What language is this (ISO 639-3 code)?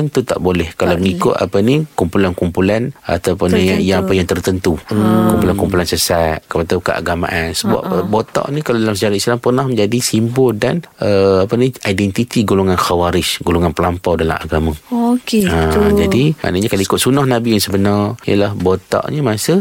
msa